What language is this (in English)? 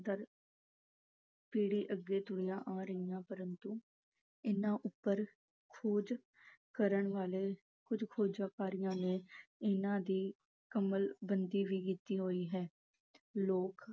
Punjabi